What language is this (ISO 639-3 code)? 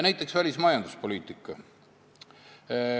est